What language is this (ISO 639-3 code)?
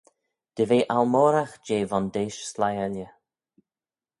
glv